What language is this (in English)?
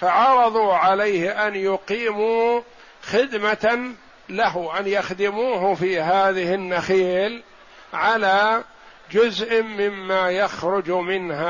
Arabic